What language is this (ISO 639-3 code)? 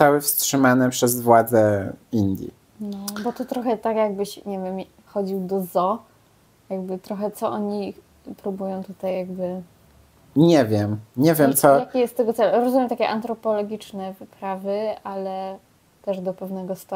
pol